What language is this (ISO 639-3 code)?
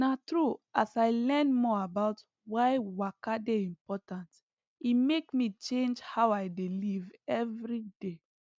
pcm